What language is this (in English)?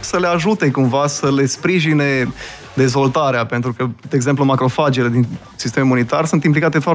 Romanian